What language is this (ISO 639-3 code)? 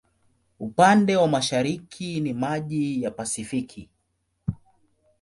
swa